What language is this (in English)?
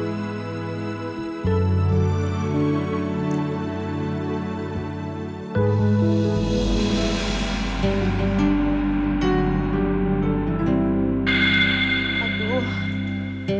Indonesian